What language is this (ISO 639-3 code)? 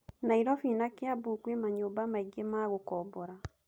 kik